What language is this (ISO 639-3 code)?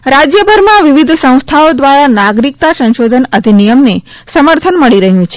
guj